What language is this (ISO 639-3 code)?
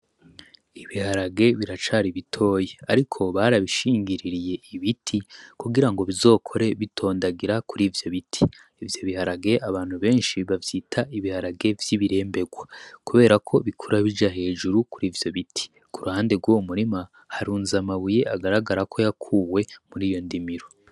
run